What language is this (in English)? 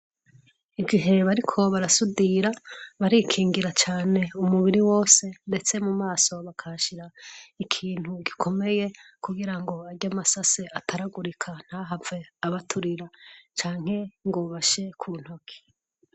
Rundi